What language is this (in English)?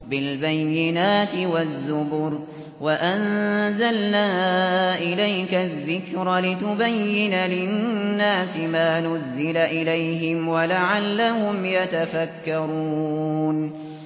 Arabic